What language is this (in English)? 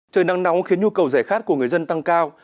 Vietnamese